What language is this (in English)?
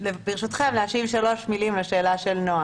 Hebrew